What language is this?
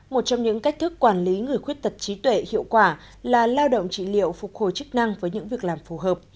Vietnamese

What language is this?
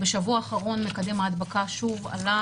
Hebrew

